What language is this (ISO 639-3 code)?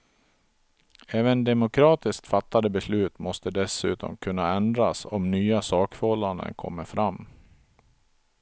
swe